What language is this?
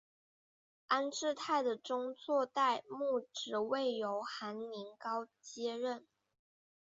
Chinese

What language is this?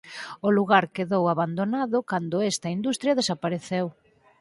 Galician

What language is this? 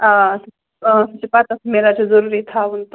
Kashmiri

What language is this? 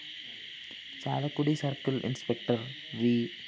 Malayalam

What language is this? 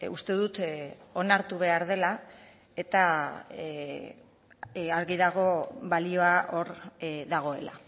Basque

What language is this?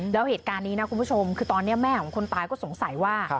Thai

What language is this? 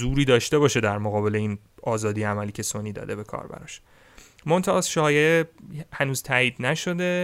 Persian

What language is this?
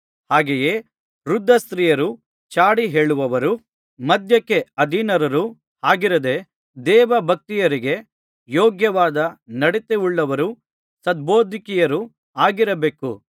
Kannada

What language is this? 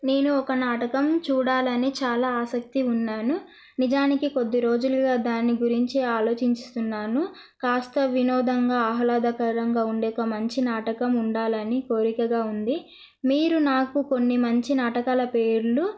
Telugu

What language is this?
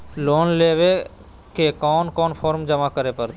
Magahi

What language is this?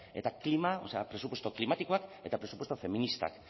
Basque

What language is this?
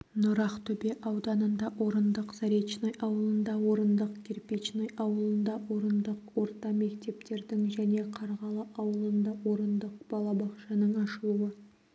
Kazakh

